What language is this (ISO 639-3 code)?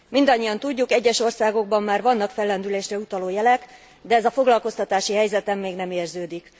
hun